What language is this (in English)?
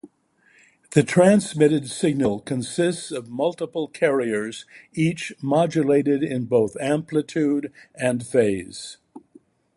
English